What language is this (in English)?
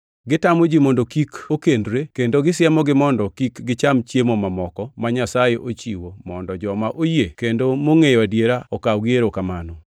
Luo (Kenya and Tanzania)